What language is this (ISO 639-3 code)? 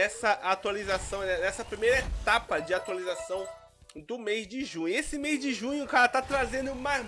por